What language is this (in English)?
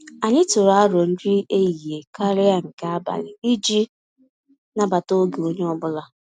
Igbo